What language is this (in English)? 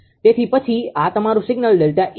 Gujarati